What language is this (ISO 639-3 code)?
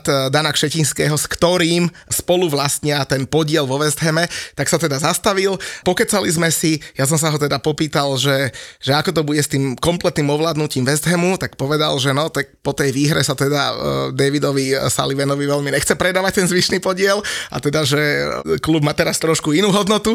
slk